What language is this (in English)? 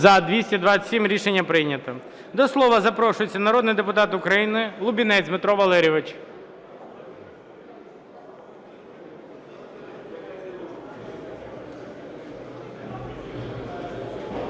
Ukrainian